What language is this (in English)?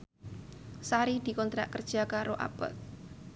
Javanese